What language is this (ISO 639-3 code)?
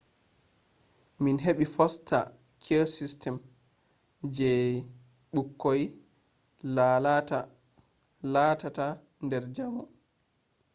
ful